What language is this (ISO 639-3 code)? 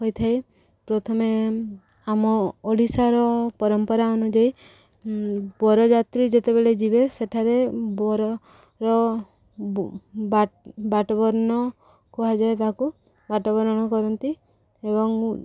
ori